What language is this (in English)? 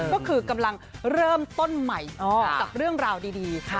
Thai